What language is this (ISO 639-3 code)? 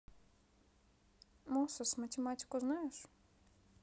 rus